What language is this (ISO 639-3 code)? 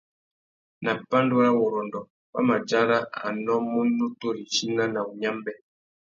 bag